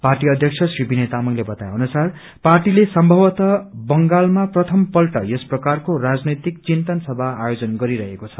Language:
Nepali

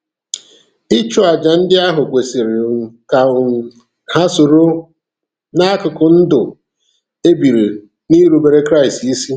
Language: Igbo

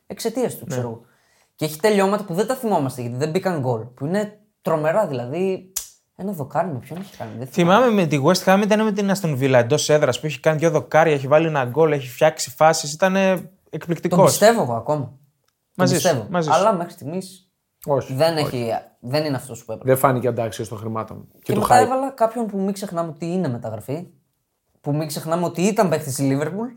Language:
Greek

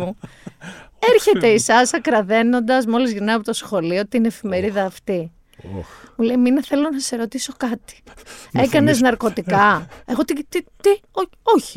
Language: Greek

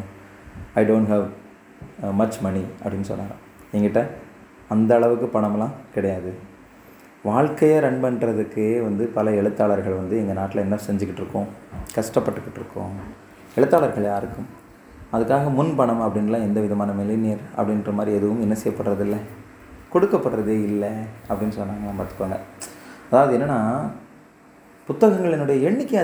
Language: Tamil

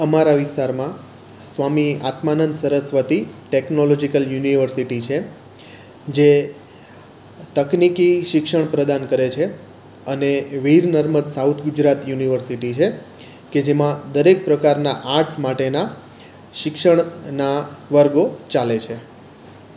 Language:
Gujarati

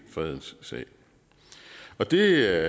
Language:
Danish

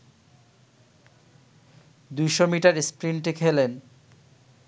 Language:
Bangla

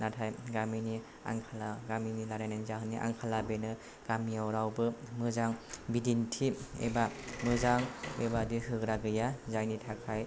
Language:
Bodo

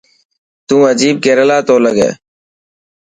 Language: Dhatki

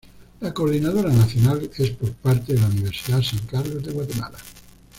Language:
Spanish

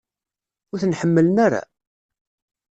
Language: Kabyle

